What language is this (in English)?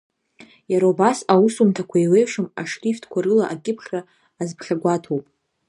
Abkhazian